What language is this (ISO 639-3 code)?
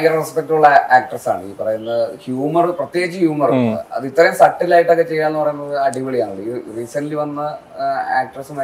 mal